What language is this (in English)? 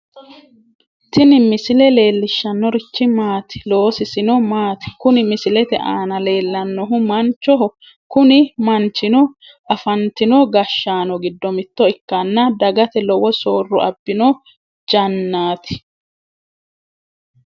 Sidamo